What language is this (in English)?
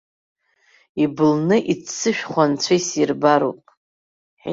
Abkhazian